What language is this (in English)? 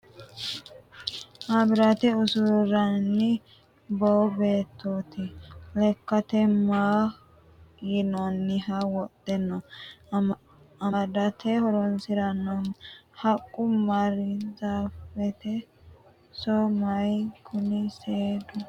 Sidamo